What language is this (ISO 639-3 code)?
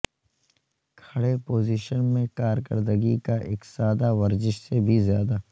urd